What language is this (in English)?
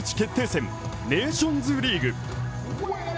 Japanese